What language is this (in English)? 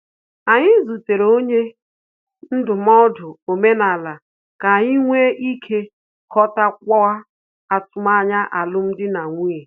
Igbo